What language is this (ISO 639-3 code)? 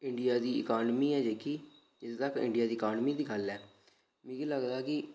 doi